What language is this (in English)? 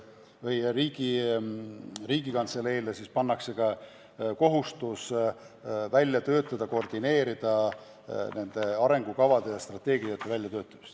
Estonian